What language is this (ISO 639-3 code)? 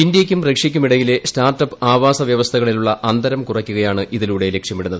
mal